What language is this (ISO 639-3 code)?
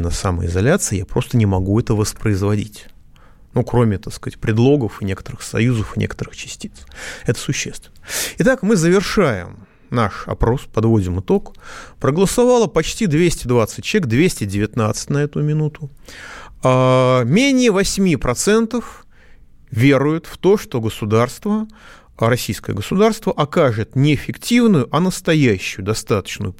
rus